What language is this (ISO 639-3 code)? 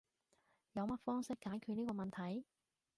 yue